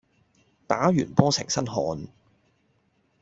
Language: Cantonese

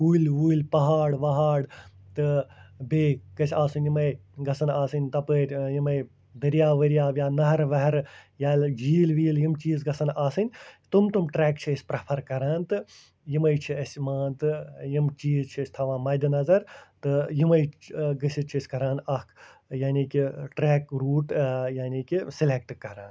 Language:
Kashmiri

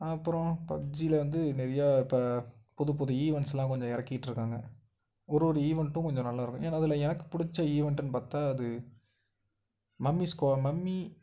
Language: Tamil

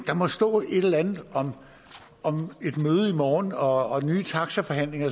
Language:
Danish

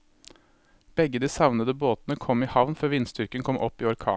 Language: Norwegian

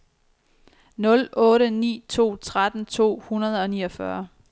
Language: Danish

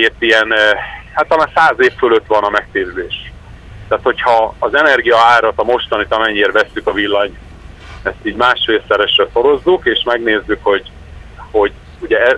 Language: Hungarian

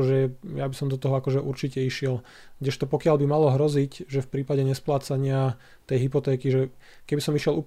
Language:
Slovak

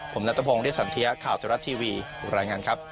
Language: Thai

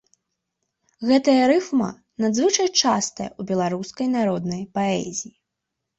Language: Belarusian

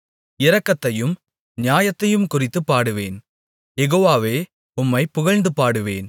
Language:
Tamil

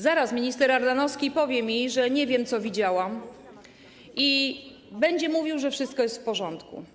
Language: Polish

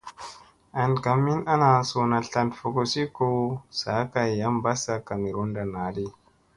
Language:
Musey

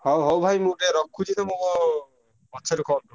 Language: Odia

